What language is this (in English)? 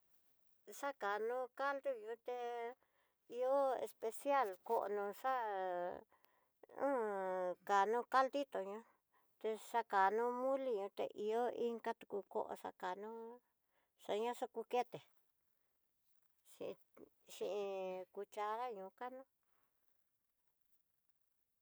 Tidaá Mixtec